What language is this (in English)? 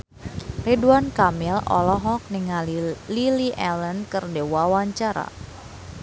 Sundanese